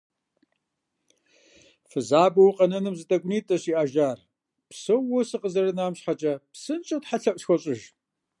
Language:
Kabardian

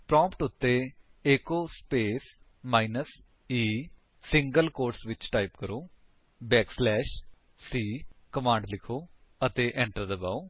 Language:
Punjabi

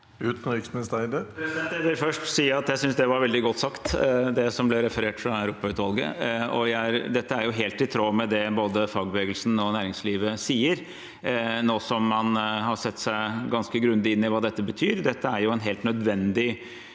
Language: Norwegian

